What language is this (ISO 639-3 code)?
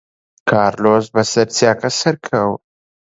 ckb